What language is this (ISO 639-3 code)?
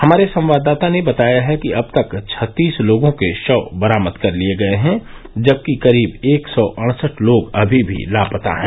hin